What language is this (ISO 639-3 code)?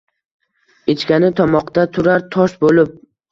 uzb